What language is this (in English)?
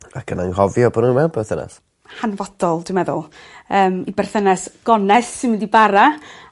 Welsh